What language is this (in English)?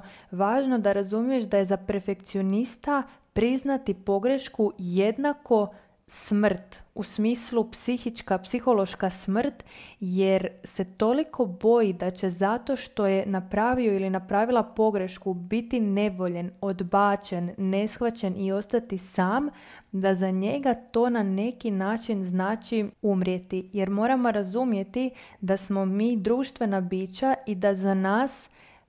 Croatian